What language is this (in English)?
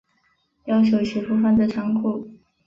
Chinese